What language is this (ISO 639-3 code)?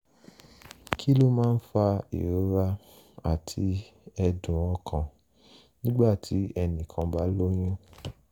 yor